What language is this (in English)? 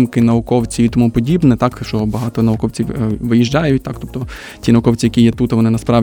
Ukrainian